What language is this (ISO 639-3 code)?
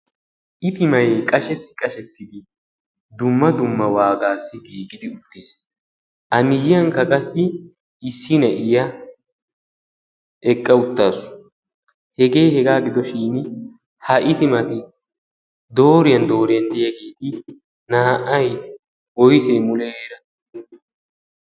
wal